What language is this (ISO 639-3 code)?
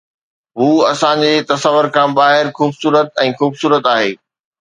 snd